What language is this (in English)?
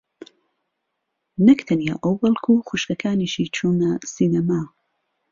Central Kurdish